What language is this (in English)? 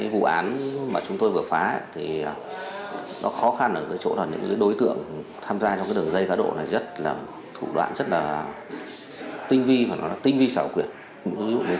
Vietnamese